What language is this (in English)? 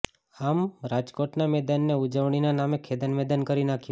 Gujarati